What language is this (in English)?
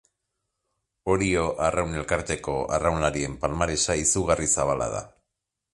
Basque